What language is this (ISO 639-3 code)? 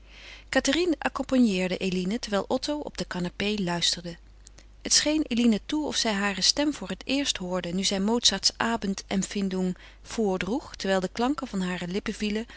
nld